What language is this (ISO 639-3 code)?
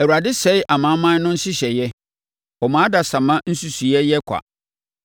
aka